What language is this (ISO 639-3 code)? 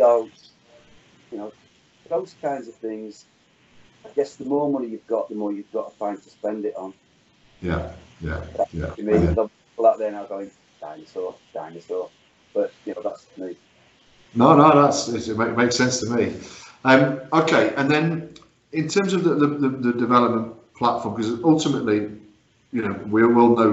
eng